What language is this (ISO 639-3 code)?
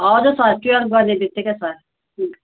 nep